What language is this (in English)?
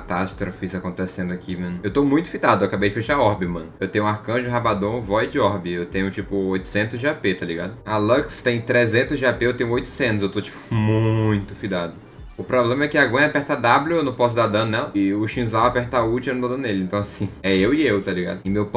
Portuguese